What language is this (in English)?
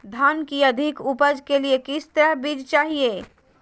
Magahi